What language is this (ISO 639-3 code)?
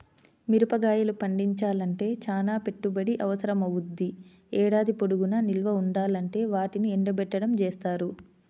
tel